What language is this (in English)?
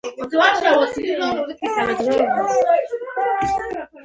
Pashto